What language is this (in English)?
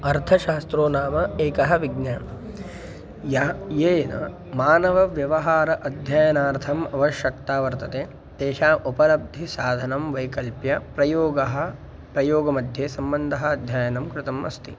Sanskrit